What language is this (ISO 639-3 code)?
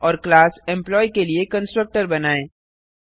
hin